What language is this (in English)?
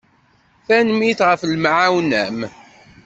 Kabyle